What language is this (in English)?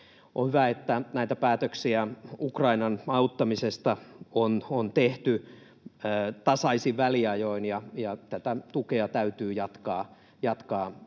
Finnish